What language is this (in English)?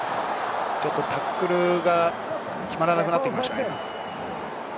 Japanese